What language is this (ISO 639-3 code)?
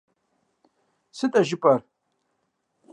kbd